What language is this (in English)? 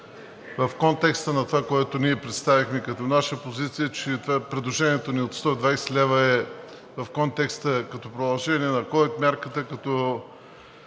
Bulgarian